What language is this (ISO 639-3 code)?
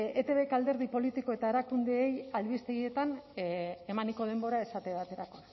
eus